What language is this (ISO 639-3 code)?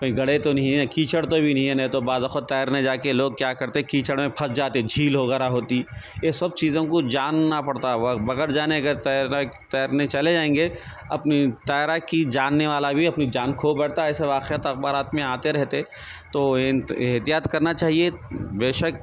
urd